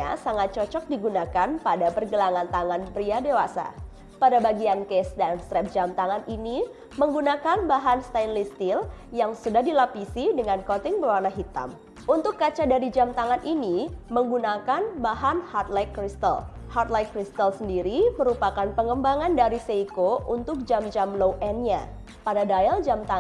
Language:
Indonesian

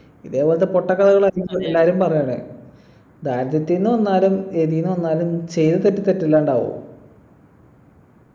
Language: Malayalam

